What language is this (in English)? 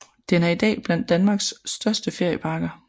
Danish